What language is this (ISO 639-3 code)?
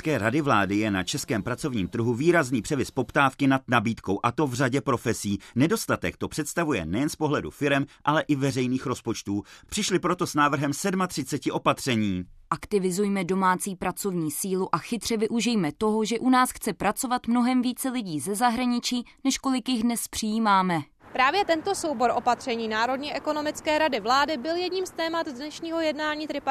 ces